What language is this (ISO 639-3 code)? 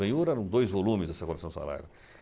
por